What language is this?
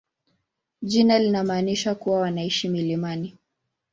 Swahili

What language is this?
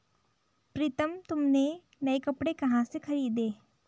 Hindi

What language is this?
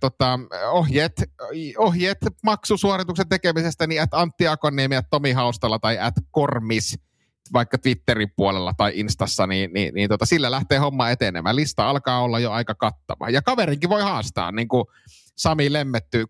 Finnish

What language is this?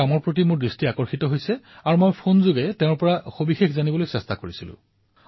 Assamese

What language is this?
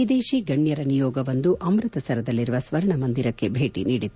Kannada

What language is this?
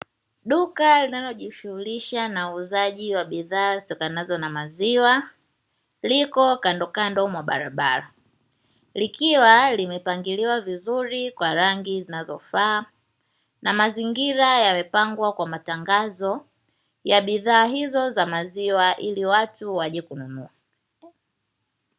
Swahili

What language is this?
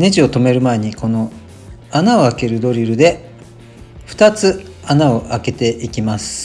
Japanese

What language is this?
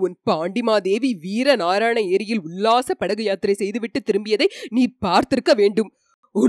Tamil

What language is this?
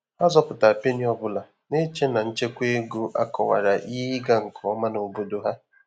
Igbo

